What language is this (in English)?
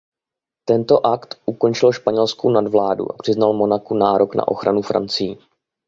Czech